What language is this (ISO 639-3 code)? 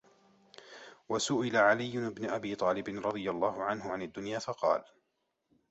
ara